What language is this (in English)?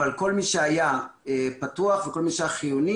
Hebrew